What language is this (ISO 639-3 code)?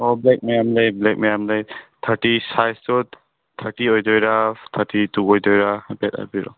mni